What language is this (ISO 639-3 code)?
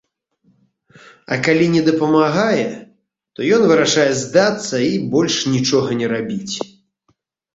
bel